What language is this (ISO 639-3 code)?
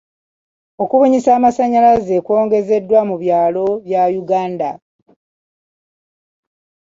lug